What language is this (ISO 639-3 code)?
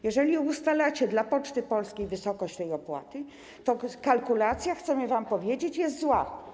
pol